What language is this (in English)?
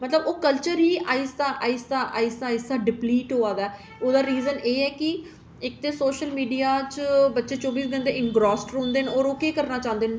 Dogri